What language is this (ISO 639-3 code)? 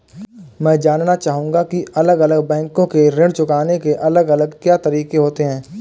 hin